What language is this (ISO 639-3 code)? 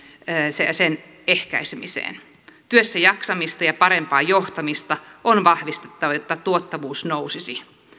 fin